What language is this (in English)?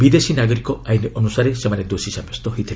Odia